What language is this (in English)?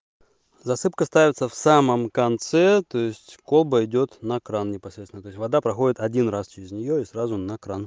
Russian